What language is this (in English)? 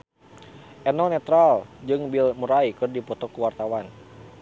Sundanese